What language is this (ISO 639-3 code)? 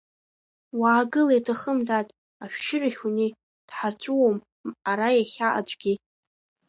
abk